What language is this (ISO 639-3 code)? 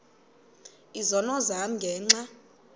xho